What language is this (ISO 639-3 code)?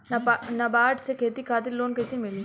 bho